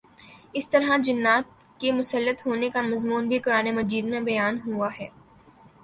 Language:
Urdu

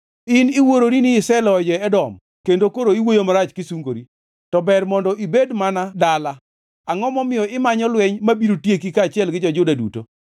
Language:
Luo (Kenya and Tanzania)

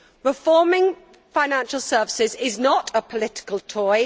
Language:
English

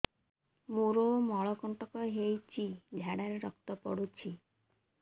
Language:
Odia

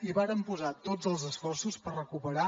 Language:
Catalan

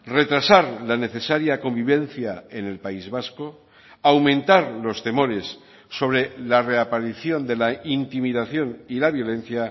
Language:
Spanish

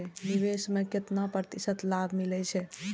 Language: Maithili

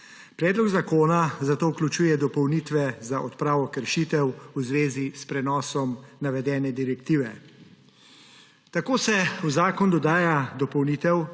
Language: Slovenian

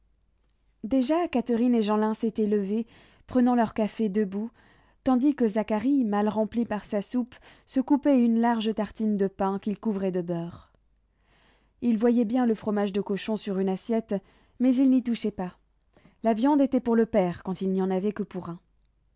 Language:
French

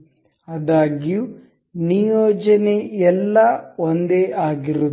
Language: Kannada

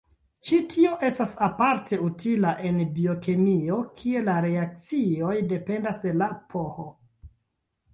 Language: Esperanto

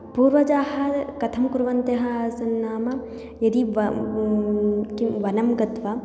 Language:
Sanskrit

